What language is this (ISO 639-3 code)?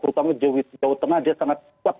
ind